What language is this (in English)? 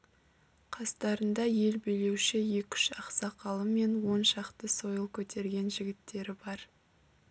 Kazakh